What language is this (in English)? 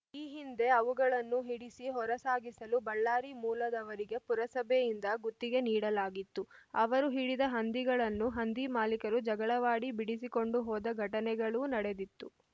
Kannada